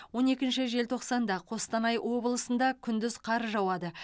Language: Kazakh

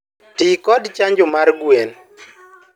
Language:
Luo (Kenya and Tanzania)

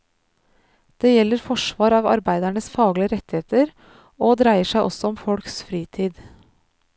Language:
Norwegian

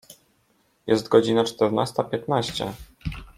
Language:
Polish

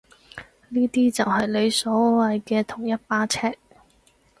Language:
Cantonese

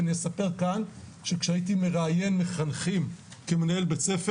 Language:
Hebrew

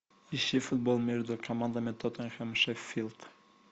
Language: Russian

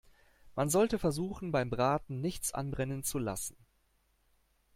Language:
German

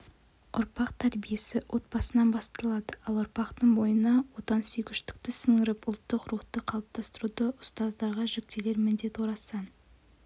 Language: Kazakh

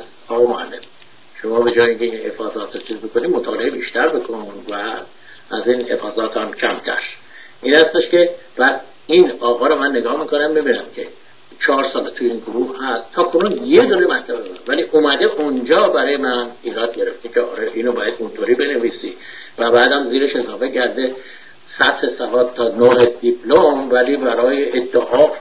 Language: Persian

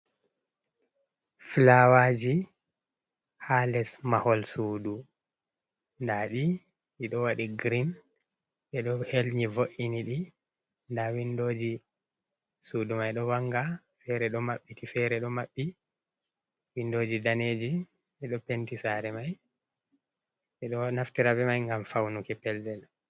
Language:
Fula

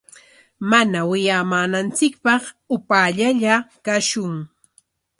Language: Corongo Ancash Quechua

